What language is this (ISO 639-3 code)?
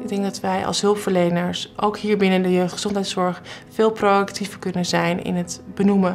nld